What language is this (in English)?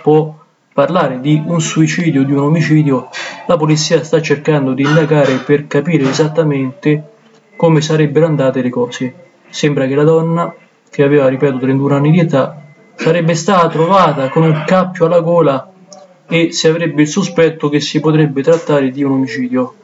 Italian